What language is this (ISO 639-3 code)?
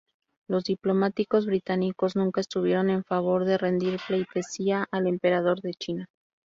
spa